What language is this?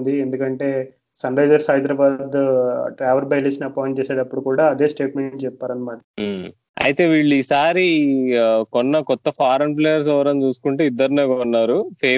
Telugu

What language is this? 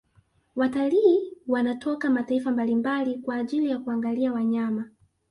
Swahili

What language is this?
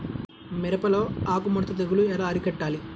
Telugu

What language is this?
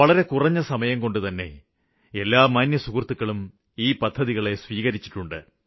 Malayalam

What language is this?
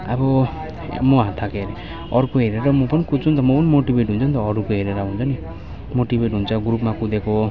Nepali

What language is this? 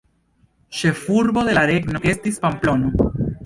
Esperanto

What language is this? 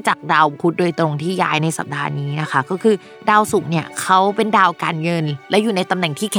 Thai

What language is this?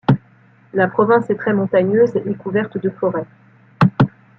French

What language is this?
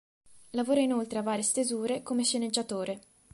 Italian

